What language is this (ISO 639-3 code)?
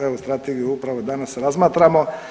hrv